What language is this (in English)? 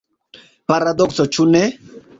Esperanto